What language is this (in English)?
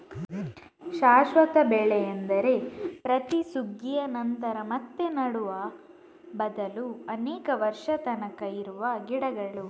Kannada